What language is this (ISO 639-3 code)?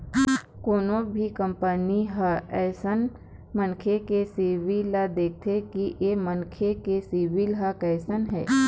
hne